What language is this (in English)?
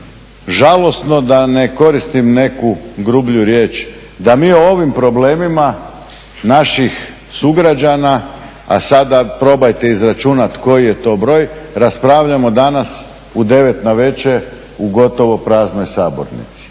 Croatian